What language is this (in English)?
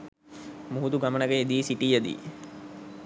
Sinhala